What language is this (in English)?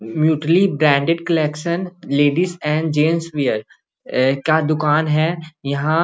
Magahi